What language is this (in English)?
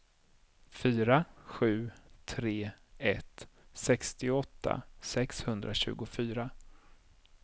Swedish